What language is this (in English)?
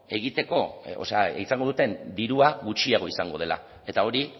Basque